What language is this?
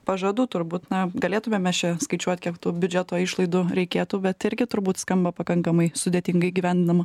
Lithuanian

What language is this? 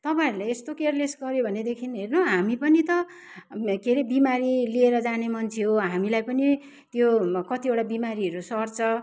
Nepali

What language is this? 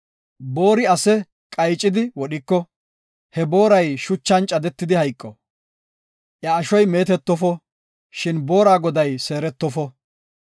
Gofa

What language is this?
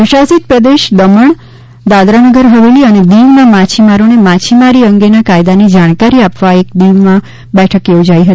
Gujarati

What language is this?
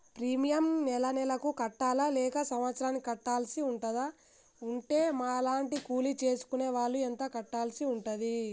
Telugu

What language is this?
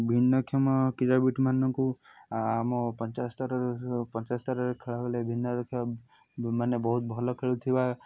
Odia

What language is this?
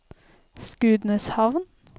Norwegian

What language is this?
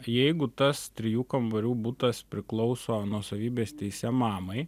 Lithuanian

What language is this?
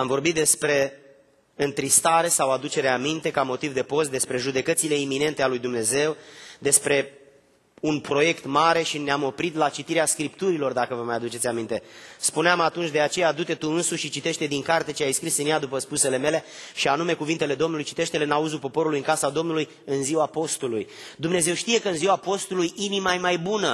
Romanian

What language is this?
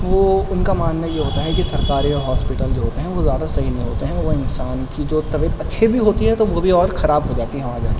Urdu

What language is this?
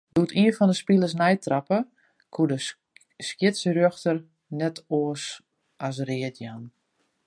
Western Frisian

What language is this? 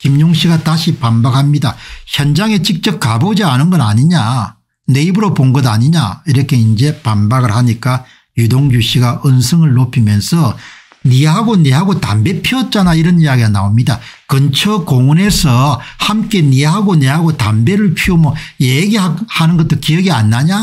Korean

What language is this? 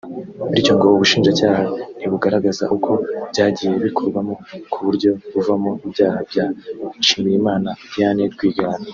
Kinyarwanda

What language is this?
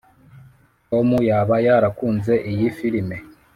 Kinyarwanda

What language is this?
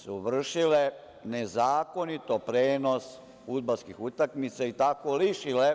Serbian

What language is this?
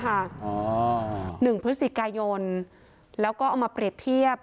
Thai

